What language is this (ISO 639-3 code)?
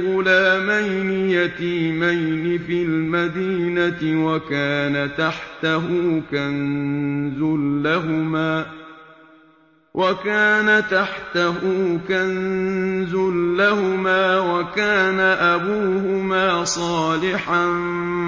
ara